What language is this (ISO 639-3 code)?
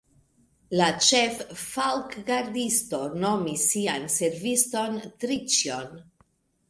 epo